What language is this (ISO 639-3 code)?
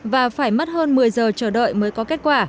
vie